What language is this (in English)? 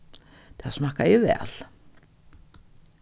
Faroese